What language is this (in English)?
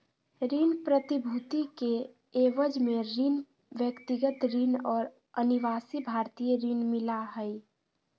Magahi